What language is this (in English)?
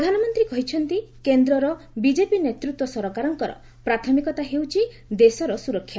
Odia